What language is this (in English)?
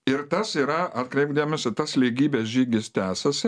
Lithuanian